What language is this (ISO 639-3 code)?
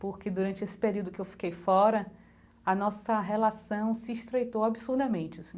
por